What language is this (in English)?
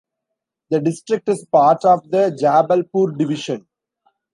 English